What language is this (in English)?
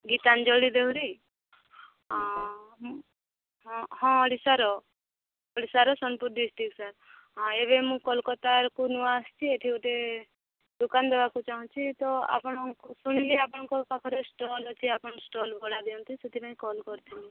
Odia